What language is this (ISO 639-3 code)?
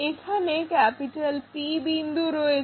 ben